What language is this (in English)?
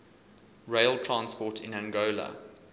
English